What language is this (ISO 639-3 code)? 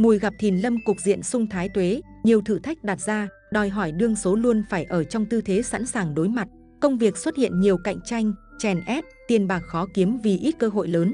vie